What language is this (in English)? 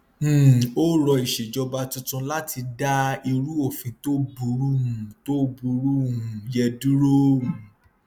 Yoruba